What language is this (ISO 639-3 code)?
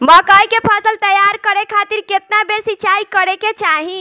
bho